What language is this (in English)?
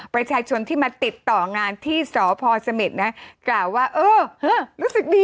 Thai